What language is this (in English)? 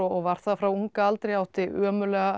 Icelandic